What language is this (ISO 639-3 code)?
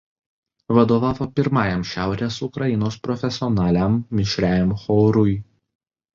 lit